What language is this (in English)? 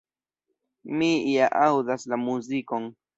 Esperanto